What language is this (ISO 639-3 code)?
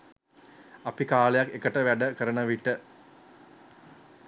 sin